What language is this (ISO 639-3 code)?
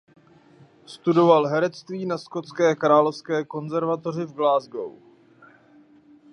ces